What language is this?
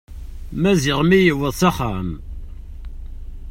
Kabyle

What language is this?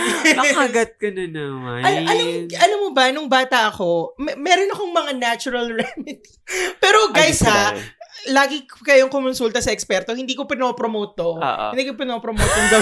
Filipino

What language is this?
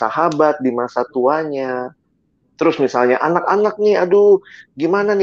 Indonesian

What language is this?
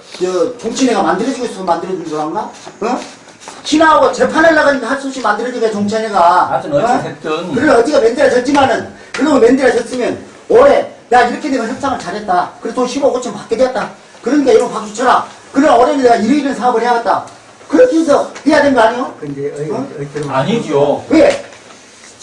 Korean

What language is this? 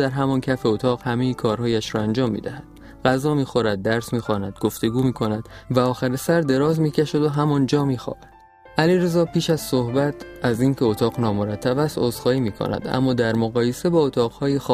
Persian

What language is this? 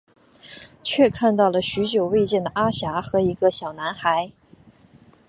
Chinese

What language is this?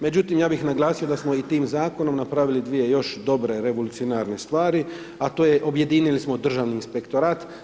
Croatian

